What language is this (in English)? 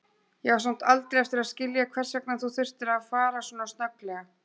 Icelandic